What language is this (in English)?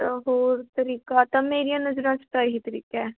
Punjabi